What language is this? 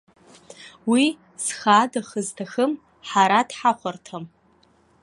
Abkhazian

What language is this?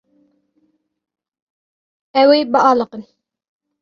Kurdish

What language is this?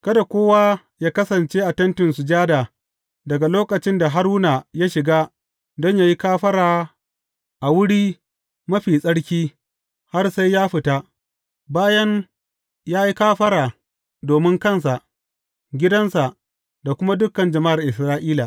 Hausa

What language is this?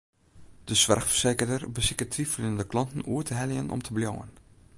Western Frisian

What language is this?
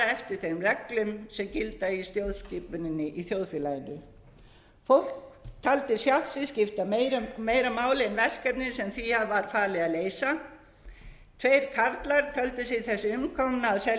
Icelandic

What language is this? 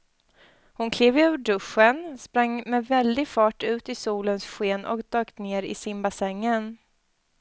Swedish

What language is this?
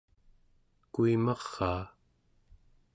Central Yupik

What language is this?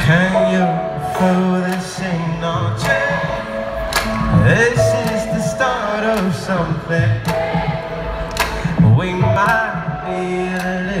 English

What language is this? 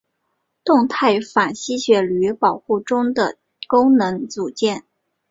Chinese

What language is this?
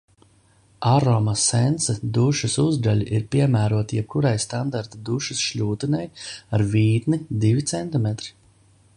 Latvian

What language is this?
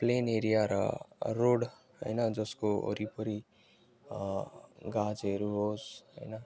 Nepali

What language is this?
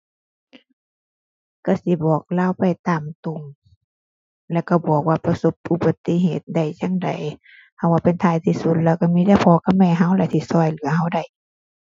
Thai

